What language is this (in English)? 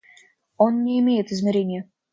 Russian